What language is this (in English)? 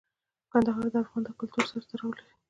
Pashto